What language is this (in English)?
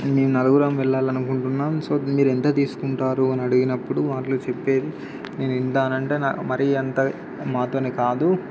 Telugu